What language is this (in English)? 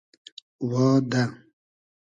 Hazaragi